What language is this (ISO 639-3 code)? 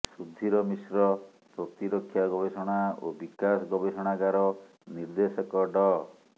ori